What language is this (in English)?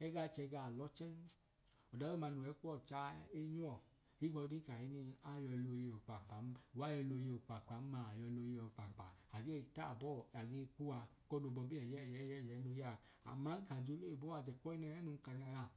Idoma